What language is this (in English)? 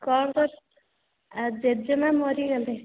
Odia